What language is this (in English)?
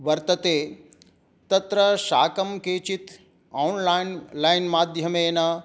Sanskrit